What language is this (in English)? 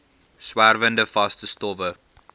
Afrikaans